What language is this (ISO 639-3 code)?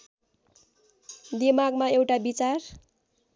nep